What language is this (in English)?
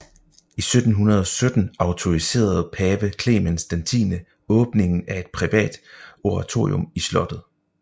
Danish